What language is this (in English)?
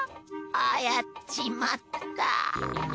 Japanese